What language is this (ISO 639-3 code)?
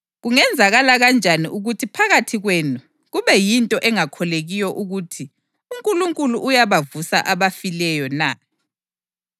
nde